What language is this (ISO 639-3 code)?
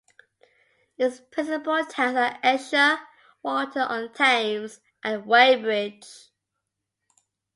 eng